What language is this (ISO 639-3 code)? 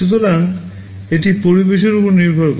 ben